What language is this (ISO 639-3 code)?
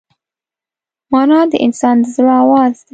pus